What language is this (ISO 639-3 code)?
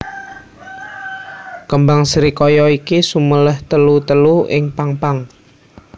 jav